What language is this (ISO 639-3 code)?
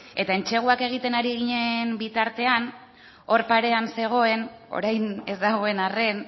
eus